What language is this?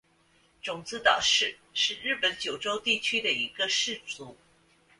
Chinese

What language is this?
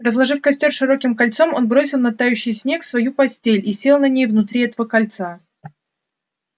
Russian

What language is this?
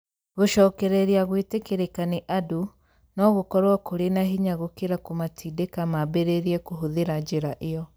Kikuyu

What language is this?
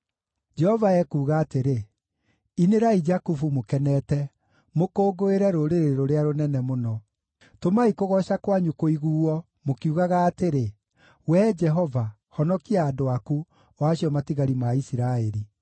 Kikuyu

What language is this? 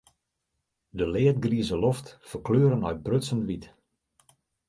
Western Frisian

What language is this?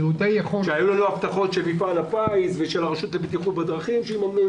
Hebrew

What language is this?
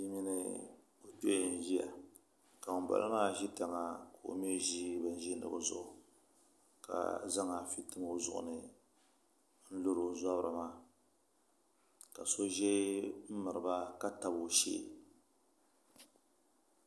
Dagbani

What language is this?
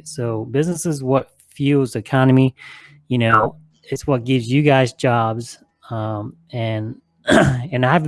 English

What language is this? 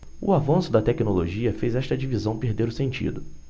Portuguese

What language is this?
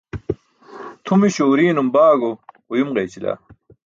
Burushaski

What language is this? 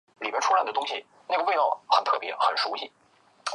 Chinese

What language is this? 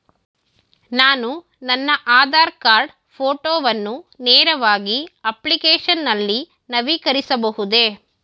Kannada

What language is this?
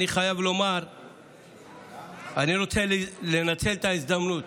Hebrew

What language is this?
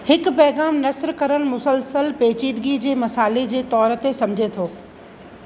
Sindhi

